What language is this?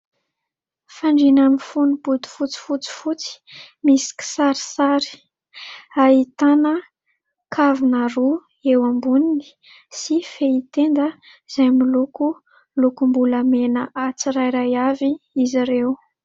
Malagasy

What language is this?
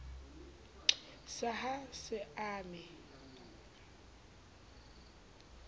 Southern Sotho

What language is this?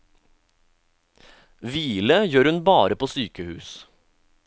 Norwegian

